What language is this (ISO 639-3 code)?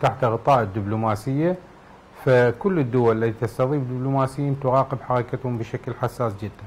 ara